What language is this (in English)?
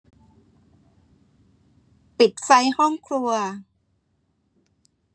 Thai